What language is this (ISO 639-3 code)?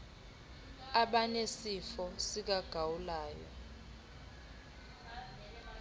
xho